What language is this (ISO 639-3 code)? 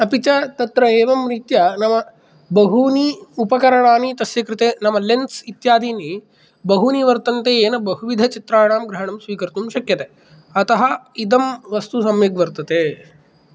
san